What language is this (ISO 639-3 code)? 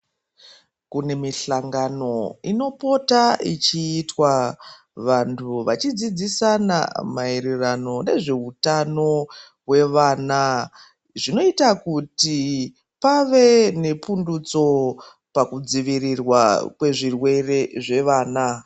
ndc